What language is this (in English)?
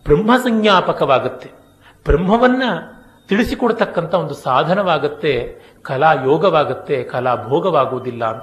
Kannada